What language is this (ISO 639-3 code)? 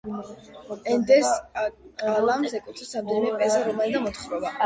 kat